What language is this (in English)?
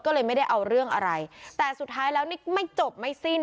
Thai